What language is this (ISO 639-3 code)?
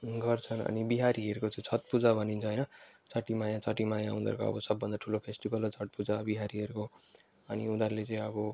nep